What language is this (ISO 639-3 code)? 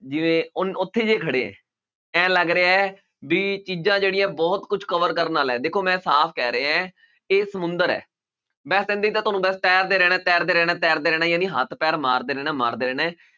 pan